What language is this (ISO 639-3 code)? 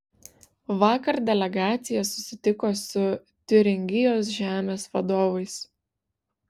lit